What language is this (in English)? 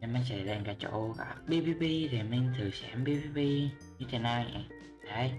Vietnamese